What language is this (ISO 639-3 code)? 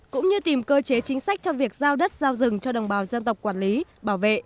vie